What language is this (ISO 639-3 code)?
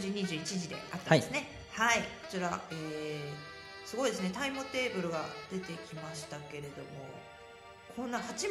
jpn